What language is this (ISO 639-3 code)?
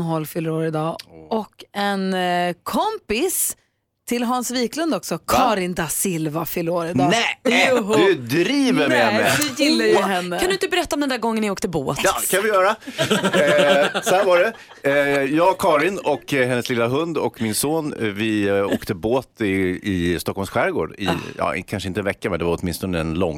swe